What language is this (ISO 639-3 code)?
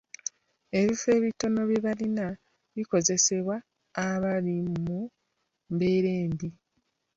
lug